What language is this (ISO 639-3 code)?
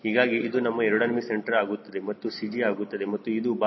kan